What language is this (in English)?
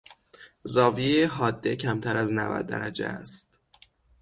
Persian